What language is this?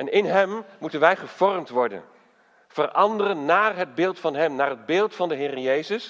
Dutch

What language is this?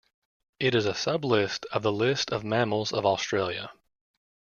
English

